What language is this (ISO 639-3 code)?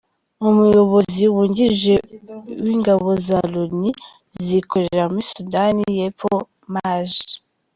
kin